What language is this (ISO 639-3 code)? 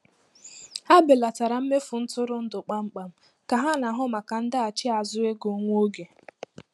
ibo